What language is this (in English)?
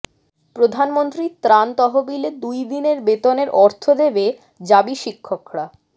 Bangla